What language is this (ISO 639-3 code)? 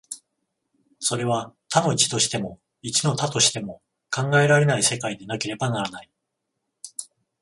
jpn